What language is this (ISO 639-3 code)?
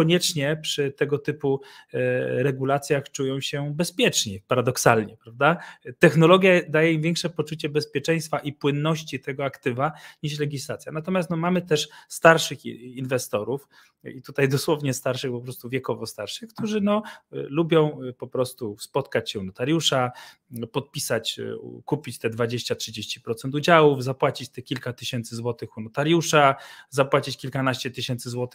pol